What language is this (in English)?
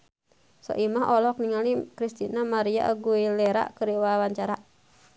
Sundanese